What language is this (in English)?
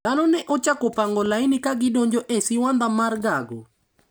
Luo (Kenya and Tanzania)